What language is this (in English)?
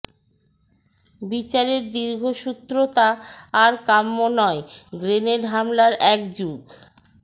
Bangla